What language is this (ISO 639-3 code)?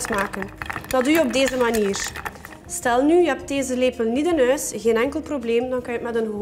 nld